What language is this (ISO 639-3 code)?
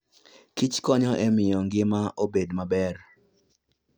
luo